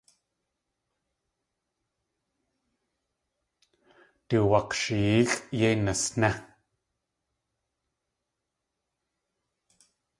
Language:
Tlingit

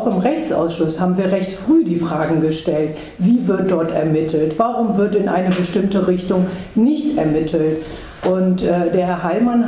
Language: German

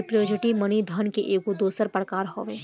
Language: Bhojpuri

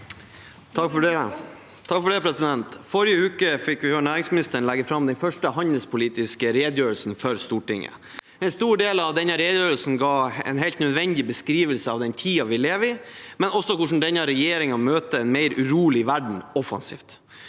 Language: Norwegian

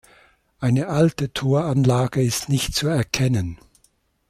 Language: German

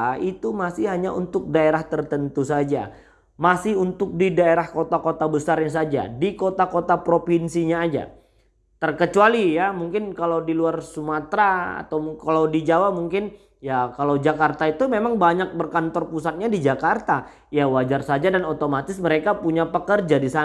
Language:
Indonesian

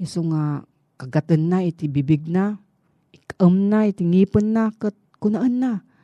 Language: Filipino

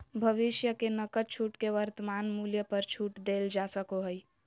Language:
Magahi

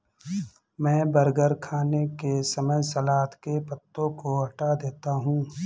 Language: Hindi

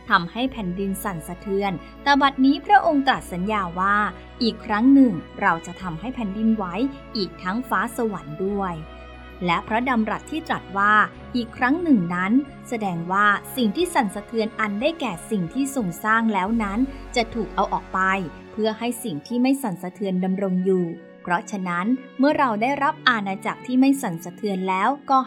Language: Thai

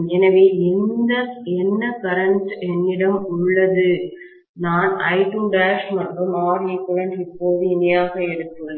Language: Tamil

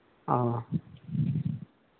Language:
Santali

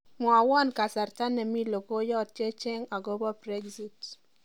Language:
Kalenjin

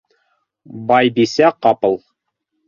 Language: Bashkir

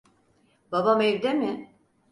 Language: Turkish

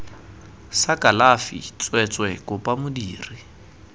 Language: Tswana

